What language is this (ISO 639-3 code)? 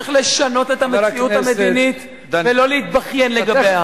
heb